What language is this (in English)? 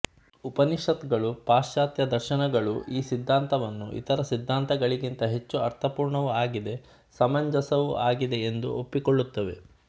Kannada